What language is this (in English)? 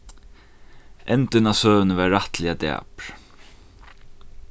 Faroese